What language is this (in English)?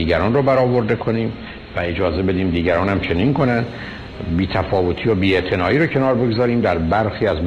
Persian